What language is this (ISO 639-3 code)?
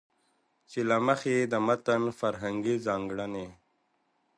pus